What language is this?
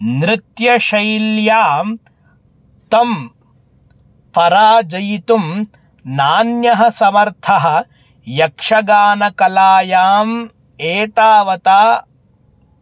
Sanskrit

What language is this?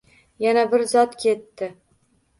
Uzbek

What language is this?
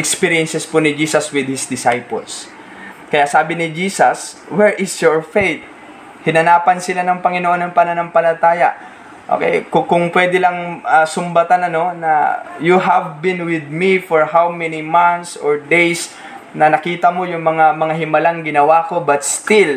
Filipino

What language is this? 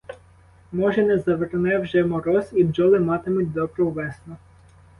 Ukrainian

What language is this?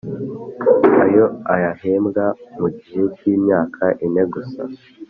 Kinyarwanda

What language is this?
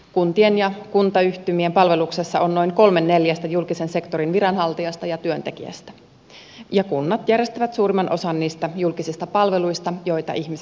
Finnish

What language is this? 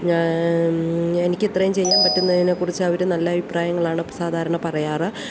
Malayalam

